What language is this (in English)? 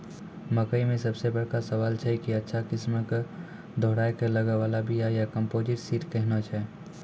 Maithili